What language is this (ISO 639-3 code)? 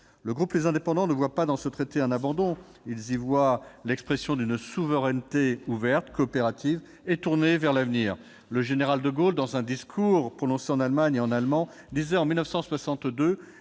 fra